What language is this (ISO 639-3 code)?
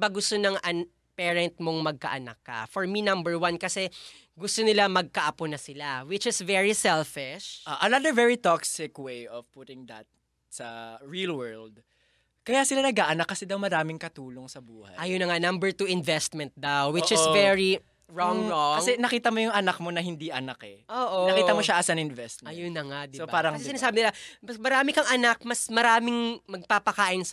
fil